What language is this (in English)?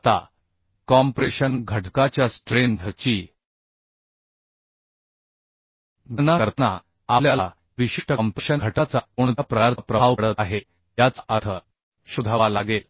Marathi